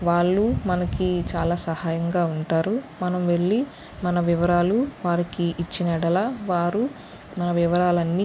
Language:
Telugu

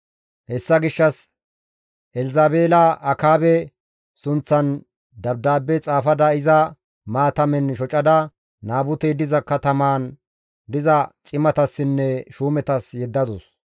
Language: Gamo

